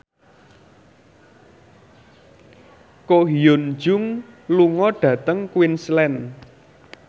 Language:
Javanese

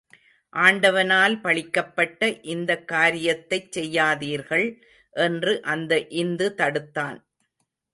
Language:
Tamil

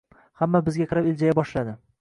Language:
Uzbek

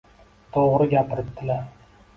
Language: Uzbek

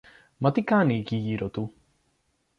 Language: Greek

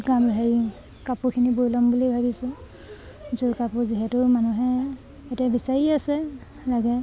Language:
Assamese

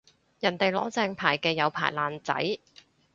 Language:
Cantonese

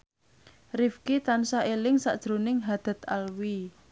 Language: Javanese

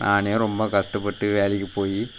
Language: Tamil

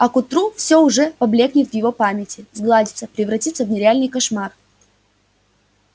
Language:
Russian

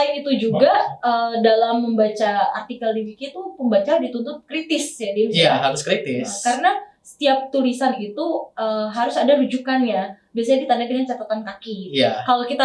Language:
Indonesian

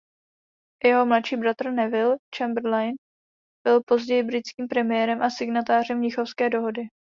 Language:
Czech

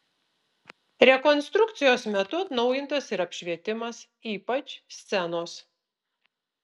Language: Lithuanian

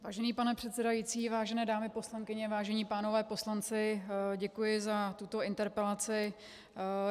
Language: Czech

